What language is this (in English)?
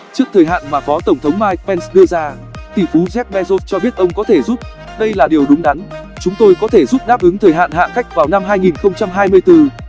Vietnamese